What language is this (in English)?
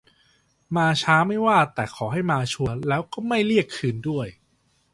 Thai